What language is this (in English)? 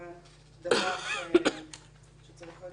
Hebrew